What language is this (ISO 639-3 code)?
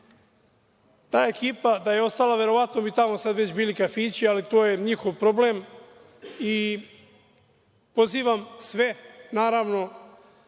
srp